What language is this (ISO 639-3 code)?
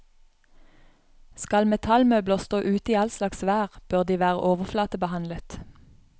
nor